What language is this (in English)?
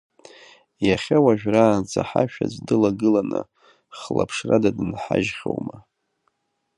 Abkhazian